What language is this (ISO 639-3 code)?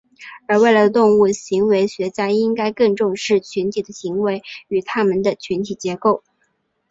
zho